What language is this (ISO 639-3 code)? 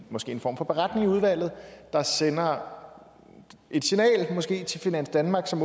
dan